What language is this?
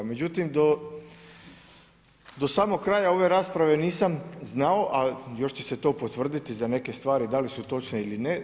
Croatian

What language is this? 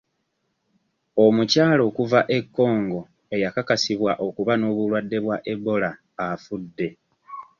Ganda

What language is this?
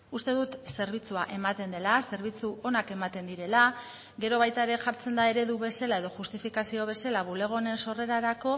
Basque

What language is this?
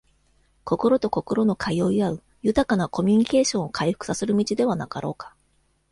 Japanese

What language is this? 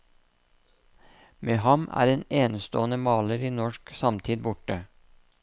Norwegian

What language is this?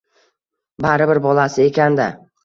Uzbek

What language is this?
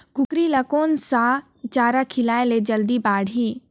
Chhattisgarhi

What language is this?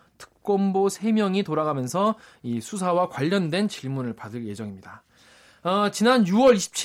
Korean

